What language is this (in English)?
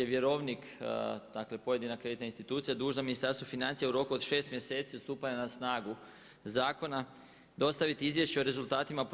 Croatian